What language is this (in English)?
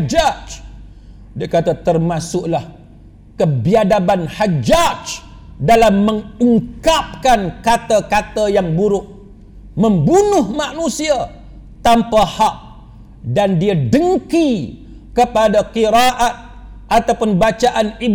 Malay